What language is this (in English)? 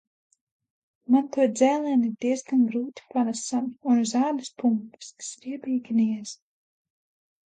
Latvian